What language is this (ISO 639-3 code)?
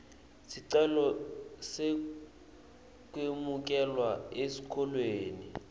ssw